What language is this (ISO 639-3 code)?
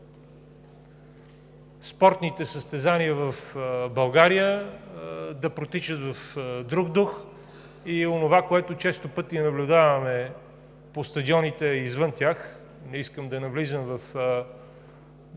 bul